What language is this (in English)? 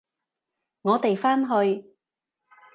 Cantonese